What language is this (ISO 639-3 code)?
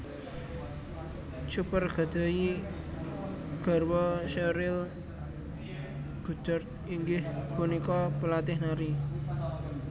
jav